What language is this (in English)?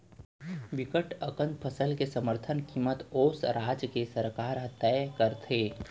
Chhattisgarhi